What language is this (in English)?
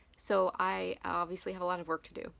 English